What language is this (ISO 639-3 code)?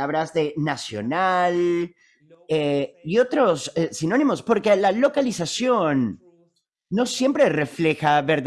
spa